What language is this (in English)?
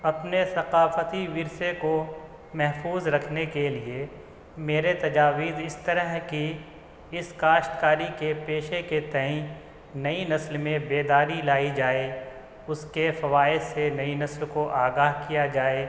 Urdu